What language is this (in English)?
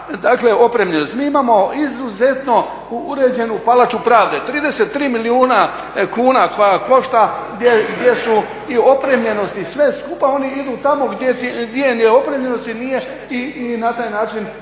Croatian